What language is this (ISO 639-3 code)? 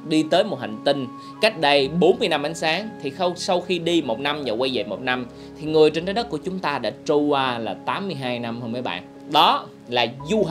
vie